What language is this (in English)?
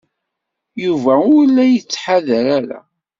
Kabyle